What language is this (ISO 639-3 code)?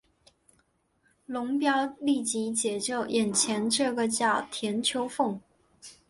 zho